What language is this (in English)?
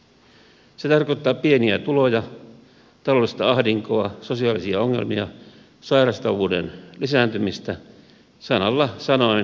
Finnish